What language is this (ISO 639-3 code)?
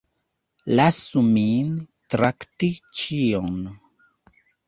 epo